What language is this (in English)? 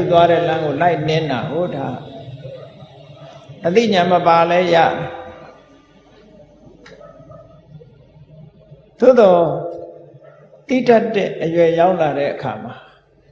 Indonesian